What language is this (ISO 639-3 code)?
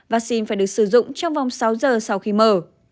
vie